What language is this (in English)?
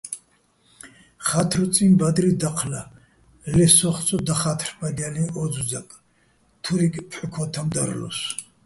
Bats